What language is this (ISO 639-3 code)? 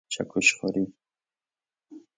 fas